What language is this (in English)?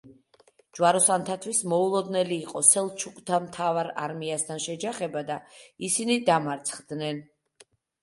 Georgian